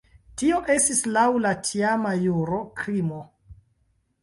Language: Esperanto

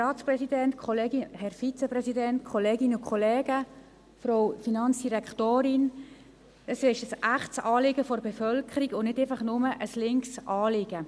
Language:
Swiss German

